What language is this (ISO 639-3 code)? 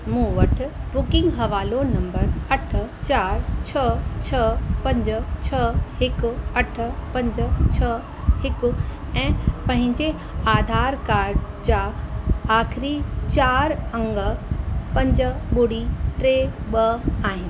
snd